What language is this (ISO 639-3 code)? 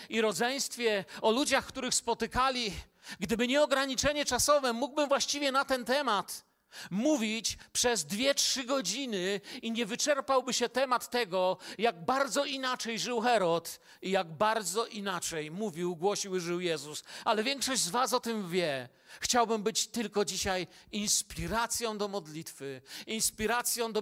pol